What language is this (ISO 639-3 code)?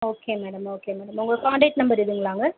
tam